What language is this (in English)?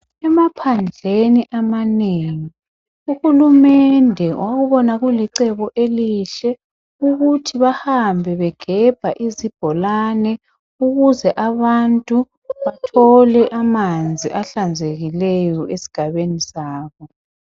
North Ndebele